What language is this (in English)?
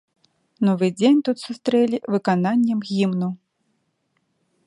Belarusian